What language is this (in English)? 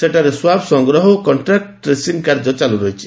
Odia